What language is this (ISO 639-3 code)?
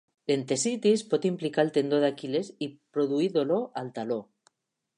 cat